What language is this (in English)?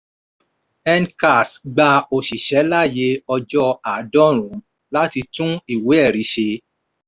Yoruba